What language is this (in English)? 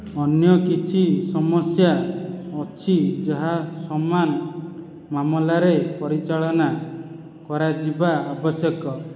Odia